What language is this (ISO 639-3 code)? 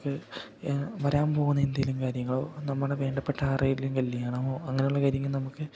mal